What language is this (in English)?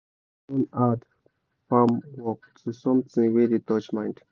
Nigerian Pidgin